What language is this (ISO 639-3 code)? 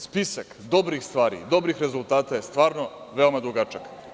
srp